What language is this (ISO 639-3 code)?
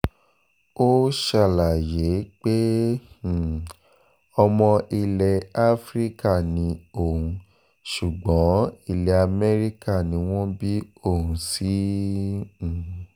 yor